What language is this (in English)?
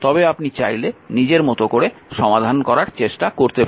Bangla